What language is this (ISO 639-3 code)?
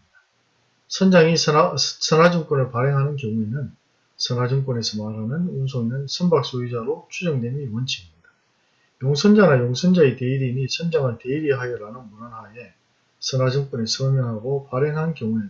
kor